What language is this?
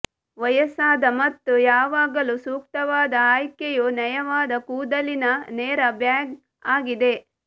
Kannada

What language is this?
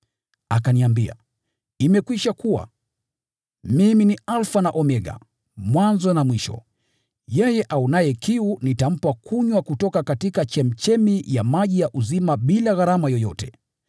Swahili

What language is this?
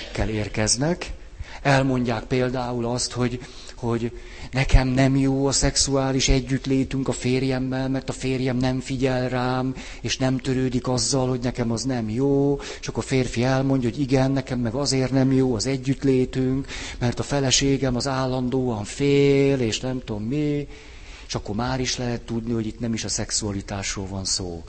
Hungarian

